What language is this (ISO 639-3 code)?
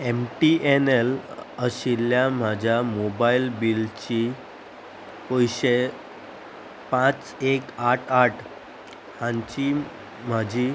kok